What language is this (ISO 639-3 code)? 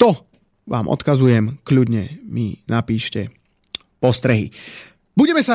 slk